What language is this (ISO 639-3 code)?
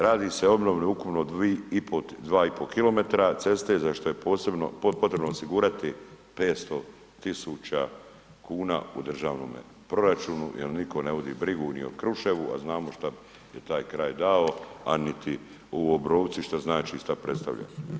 hrv